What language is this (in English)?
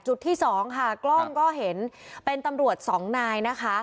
Thai